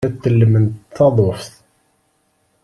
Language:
Kabyle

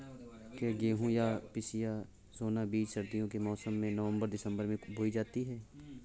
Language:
Hindi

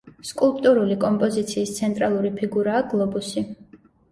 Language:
Georgian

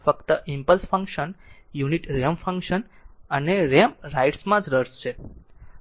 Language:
Gujarati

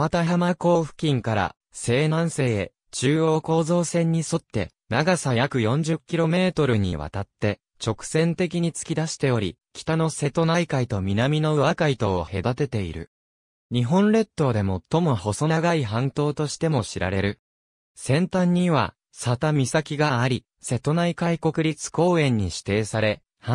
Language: Japanese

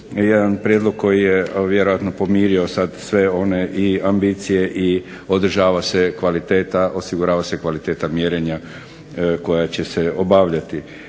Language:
Croatian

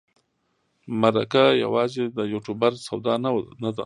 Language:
Pashto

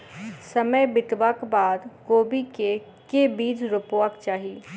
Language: Maithili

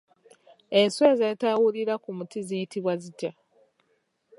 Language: Ganda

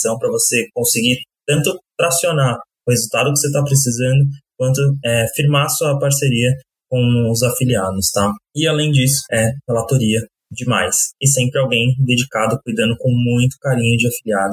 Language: Portuguese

